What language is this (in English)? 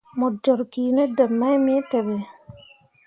Mundang